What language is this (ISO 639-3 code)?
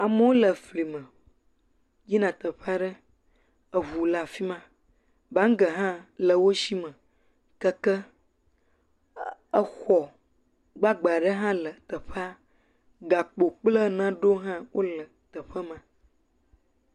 ewe